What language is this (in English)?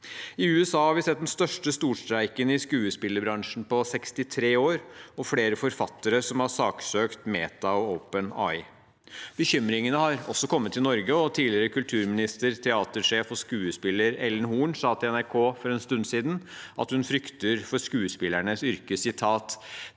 Norwegian